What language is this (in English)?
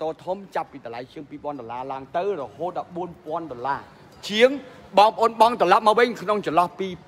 Thai